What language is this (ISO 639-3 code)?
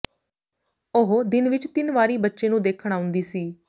pan